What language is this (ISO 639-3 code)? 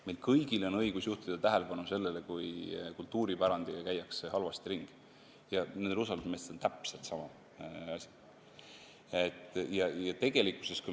est